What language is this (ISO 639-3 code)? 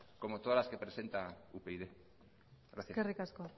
spa